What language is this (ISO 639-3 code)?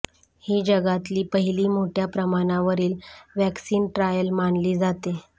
mar